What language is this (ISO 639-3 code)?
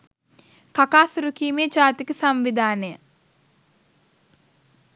sin